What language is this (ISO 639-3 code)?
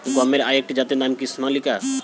ben